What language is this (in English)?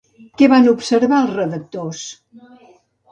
Catalan